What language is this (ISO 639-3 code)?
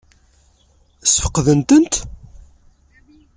kab